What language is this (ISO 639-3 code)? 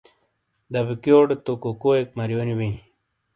scl